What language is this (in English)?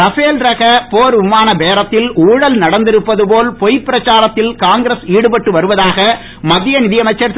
Tamil